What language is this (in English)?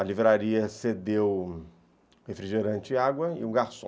Portuguese